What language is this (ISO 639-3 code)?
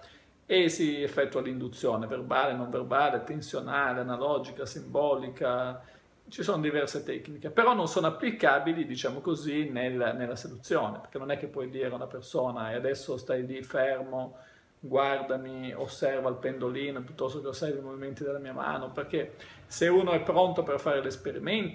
ita